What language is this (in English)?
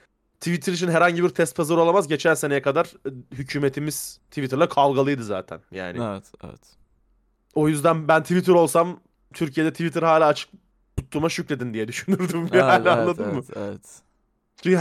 Turkish